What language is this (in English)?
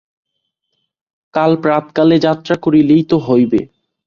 Bangla